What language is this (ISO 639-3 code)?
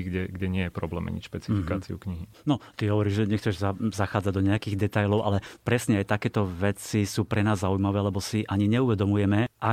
slk